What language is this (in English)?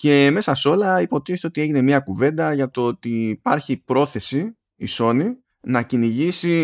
Greek